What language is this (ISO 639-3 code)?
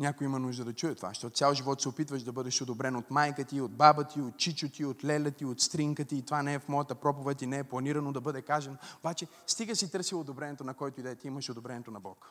bul